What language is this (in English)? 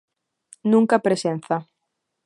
Galician